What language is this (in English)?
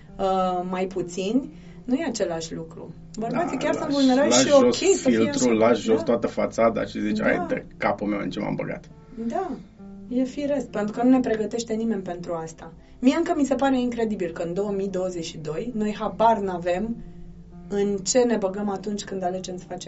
Romanian